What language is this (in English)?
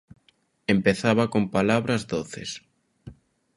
Galician